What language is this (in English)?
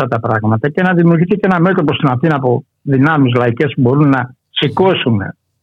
Greek